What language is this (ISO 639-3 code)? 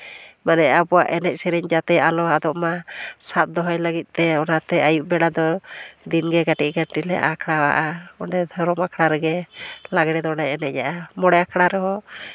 sat